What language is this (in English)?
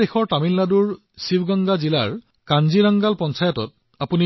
Assamese